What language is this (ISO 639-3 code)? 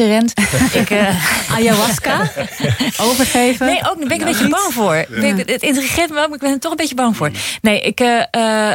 nld